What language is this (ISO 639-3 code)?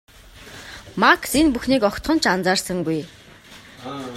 mon